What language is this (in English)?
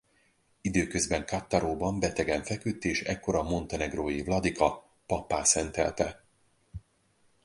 Hungarian